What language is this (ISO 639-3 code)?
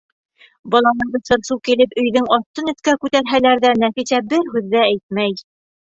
bak